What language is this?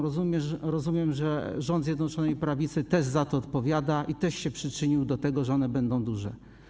Polish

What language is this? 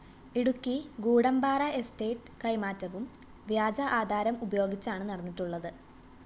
Malayalam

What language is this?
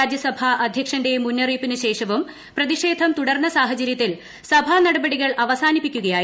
Malayalam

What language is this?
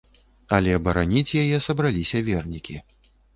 Belarusian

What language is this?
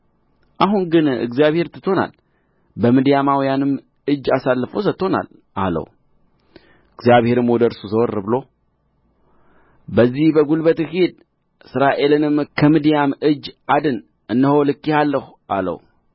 Amharic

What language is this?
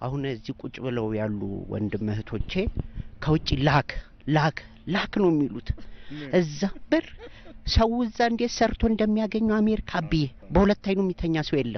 Arabic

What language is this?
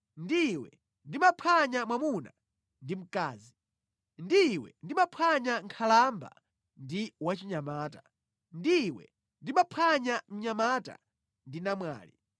Nyanja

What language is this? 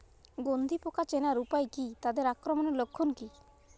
Bangla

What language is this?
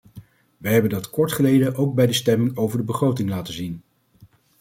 Dutch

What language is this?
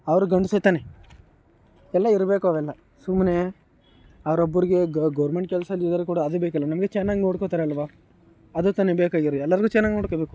Kannada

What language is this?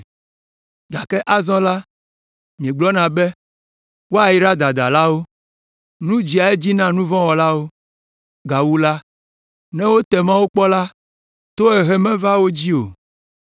Ewe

